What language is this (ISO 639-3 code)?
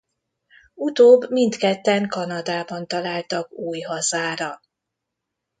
hun